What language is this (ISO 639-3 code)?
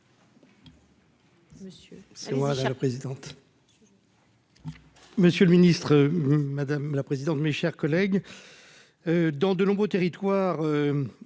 fra